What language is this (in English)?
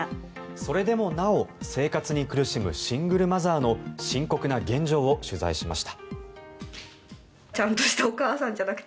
Japanese